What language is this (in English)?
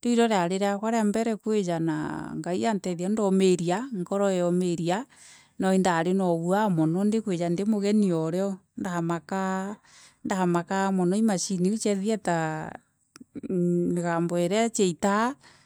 Meru